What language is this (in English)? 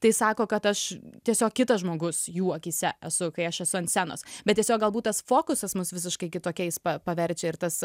Lithuanian